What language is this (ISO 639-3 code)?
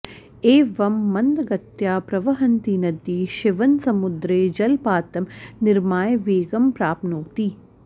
san